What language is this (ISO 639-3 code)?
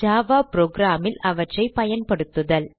tam